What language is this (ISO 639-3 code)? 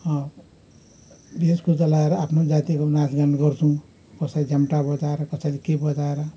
nep